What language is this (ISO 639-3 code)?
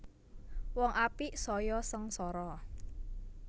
jav